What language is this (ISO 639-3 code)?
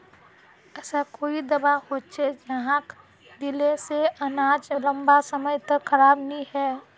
mag